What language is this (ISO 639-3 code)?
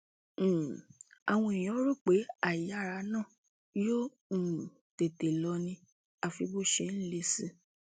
yor